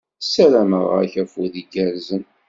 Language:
Kabyle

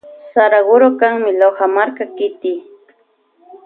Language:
Loja Highland Quichua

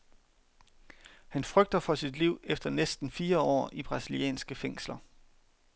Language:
Danish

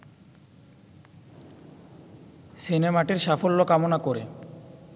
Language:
Bangla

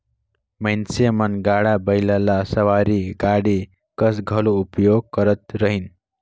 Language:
Chhattisgarhi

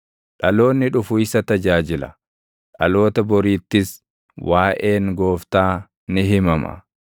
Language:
Oromo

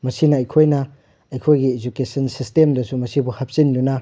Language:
Manipuri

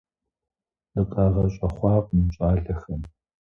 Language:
Kabardian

